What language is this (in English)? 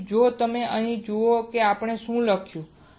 Gujarati